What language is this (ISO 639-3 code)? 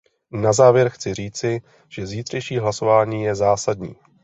ces